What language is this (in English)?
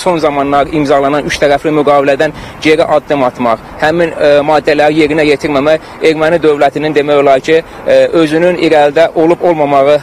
Turkish